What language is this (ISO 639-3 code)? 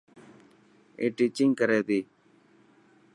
mki